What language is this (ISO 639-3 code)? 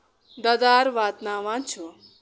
kas